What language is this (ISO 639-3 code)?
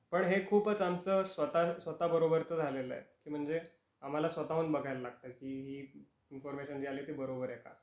mar